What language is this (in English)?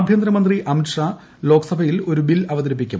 Malayalam